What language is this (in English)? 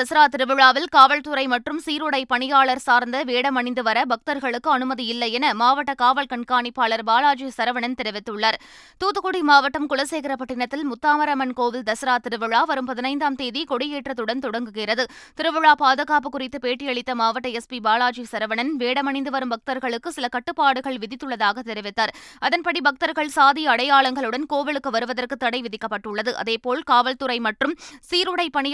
Tamil